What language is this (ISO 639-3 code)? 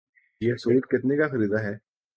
urd